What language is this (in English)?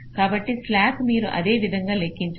Telugu